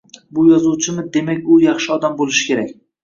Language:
Uzbek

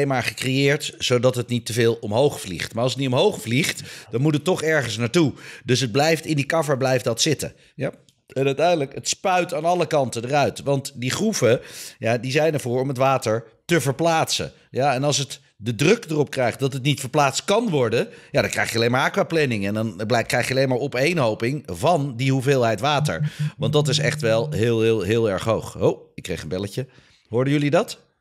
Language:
Dutch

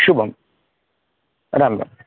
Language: Sanskrit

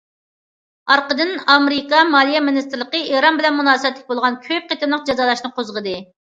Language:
Uyghur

